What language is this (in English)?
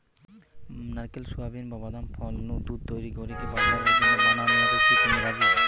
Bangla